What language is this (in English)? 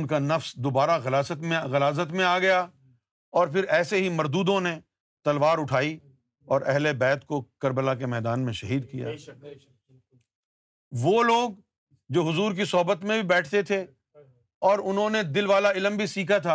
Urdu